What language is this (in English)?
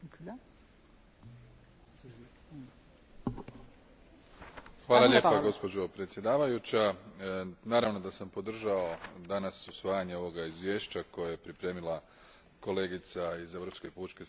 Croatian